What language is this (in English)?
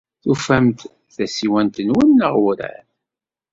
Kabyle